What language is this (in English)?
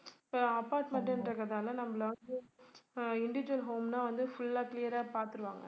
Tamil